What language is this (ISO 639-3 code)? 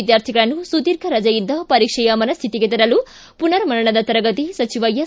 kan